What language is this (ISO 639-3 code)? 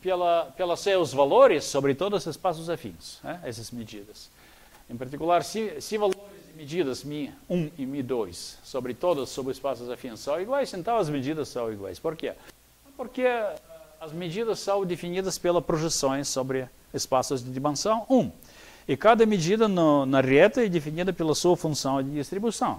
por